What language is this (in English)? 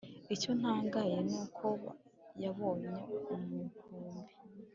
Kinyarwanda